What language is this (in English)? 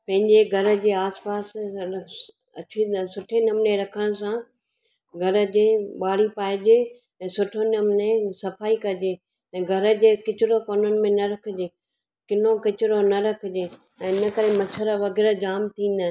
Sindhi